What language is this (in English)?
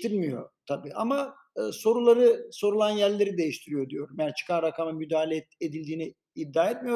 Turkish